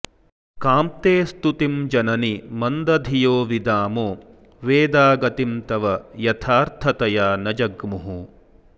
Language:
Sanskrit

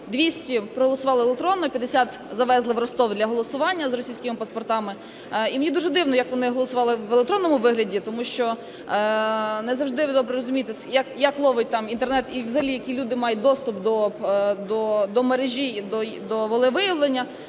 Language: Ukrainian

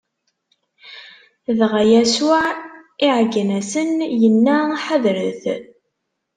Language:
Kabyle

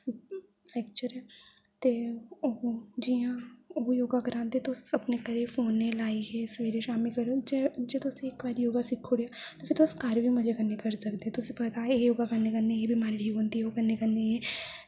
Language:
Dogri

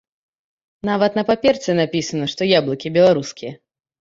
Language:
Belarusian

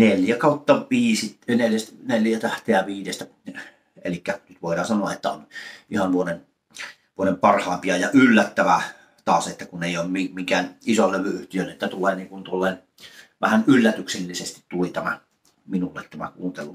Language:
Finnish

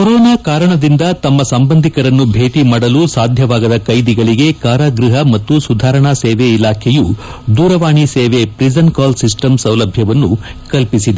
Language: Kannada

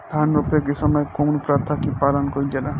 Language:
Bhojpuri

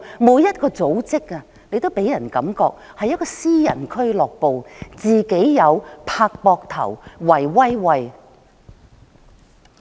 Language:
Cantonese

